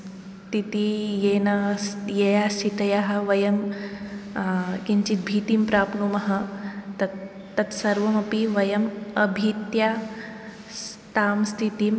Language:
Sanskrit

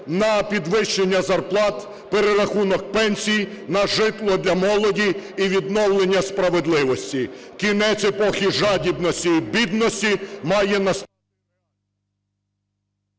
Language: Ukrainian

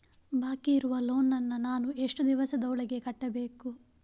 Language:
Kannada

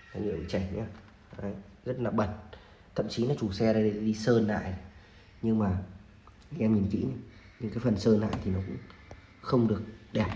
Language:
Vietnamese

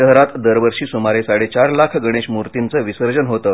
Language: Marathi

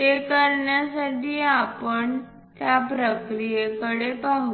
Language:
Marathi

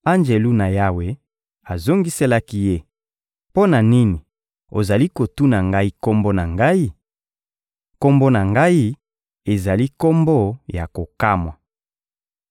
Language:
Lingala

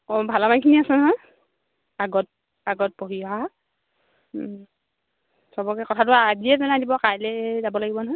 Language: Assamese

